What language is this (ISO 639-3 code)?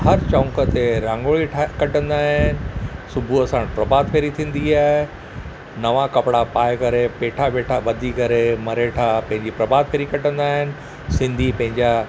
snd